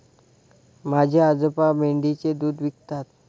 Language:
Marathi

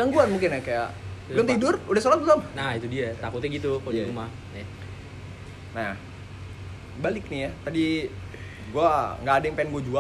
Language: Indonesian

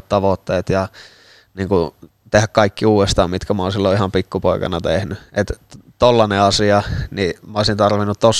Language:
Finnish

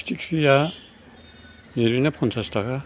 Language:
Bodo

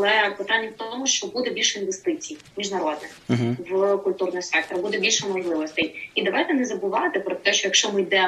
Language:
Ukrainian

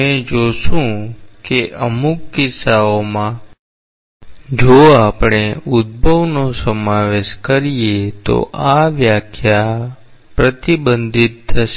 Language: Gujarati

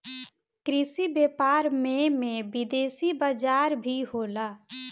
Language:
Bhojpuri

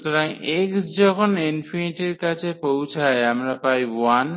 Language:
Bangla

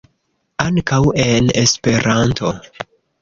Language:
Esperanto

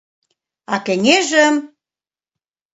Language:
Mari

